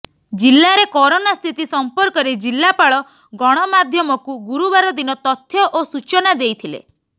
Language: Odia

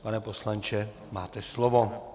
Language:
Czech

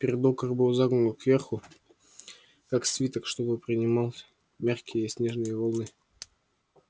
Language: Russian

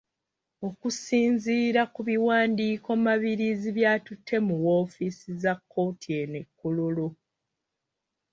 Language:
Ganda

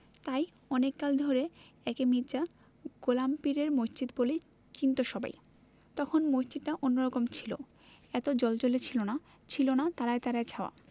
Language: Bangla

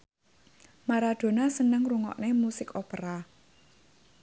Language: Javanese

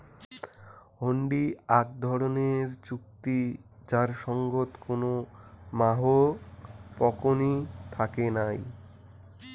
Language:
Bangla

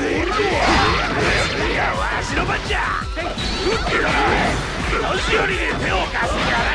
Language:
Japanese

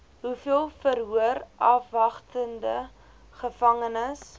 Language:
Afrikaans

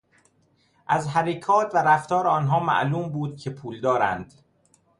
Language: Persian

